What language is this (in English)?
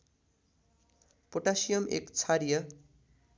Nepali